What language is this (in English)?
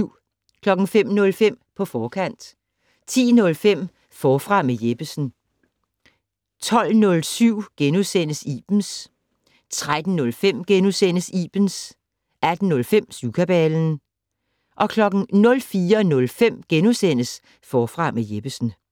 Danish